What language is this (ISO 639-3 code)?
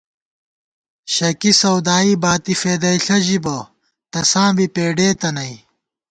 gwt